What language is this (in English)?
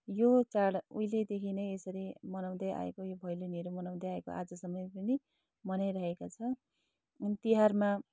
Nepali